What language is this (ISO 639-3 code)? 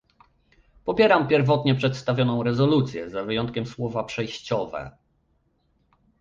pol